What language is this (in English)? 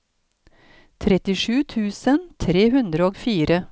Norwegian